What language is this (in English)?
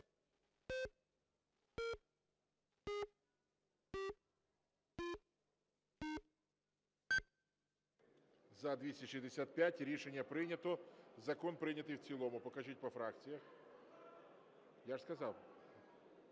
Ukrainian